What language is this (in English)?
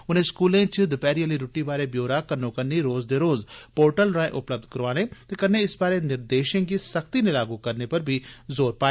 Dogri